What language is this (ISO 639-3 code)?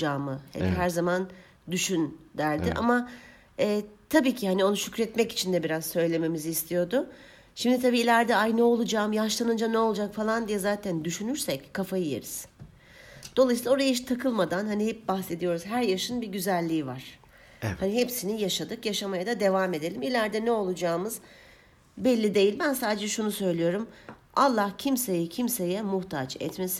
tur